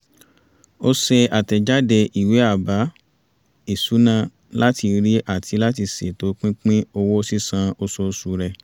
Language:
Yoruba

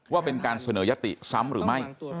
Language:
Thai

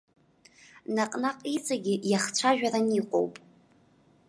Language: Abkhazian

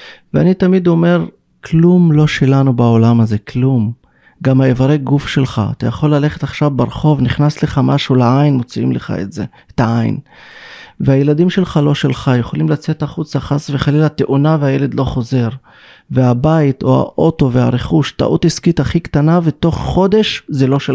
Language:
Hebrew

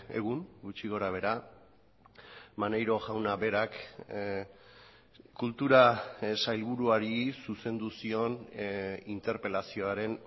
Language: Basque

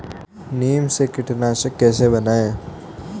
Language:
Hindi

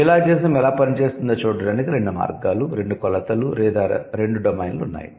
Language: Telugu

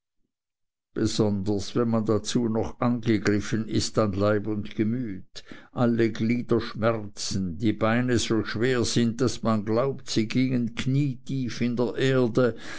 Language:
German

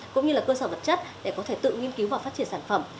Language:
Vietnamese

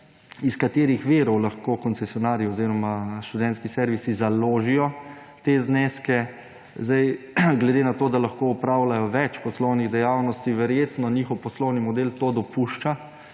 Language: Slovenian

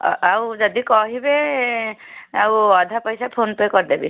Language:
Odia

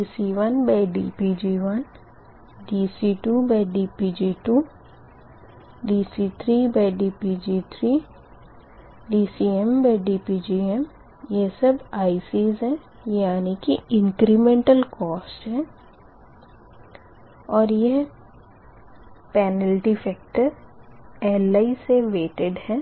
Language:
Hindi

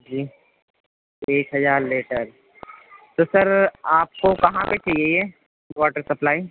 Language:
Urdu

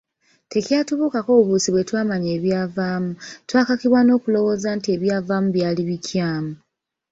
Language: Ganda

